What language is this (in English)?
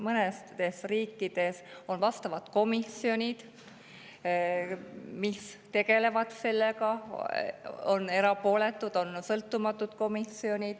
Estonian